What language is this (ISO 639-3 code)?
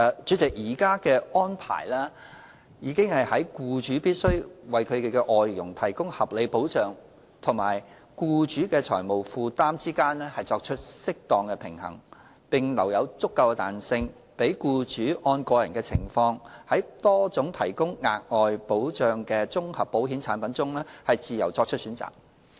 yue